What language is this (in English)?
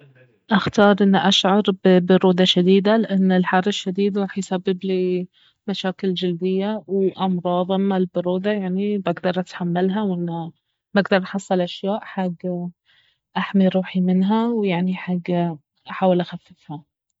Baharna Arabic